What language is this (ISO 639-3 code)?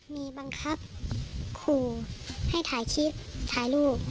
tha